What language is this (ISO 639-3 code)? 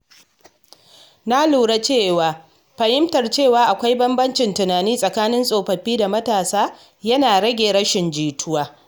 hau